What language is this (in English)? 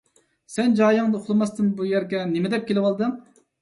Uyghur